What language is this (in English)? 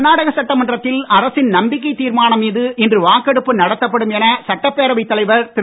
Tamil